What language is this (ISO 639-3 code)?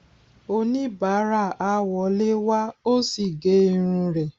yor